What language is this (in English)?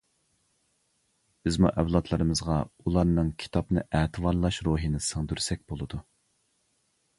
Uyghur